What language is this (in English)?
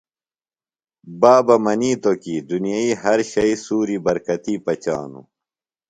Phalura